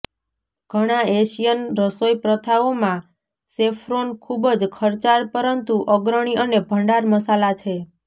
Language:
Gujarati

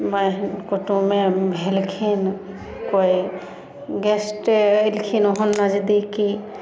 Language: Maithili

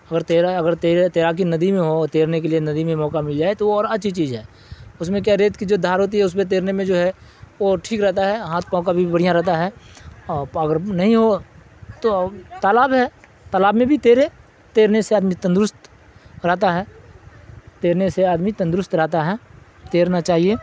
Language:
Urdu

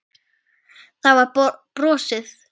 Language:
Icelandic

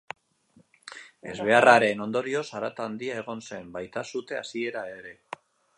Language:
Basque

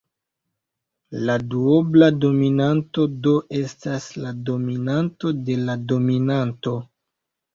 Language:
Esperanto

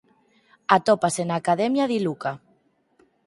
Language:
Galician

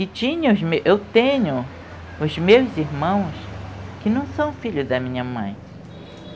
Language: Portuguese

